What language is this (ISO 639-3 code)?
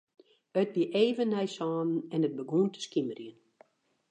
fry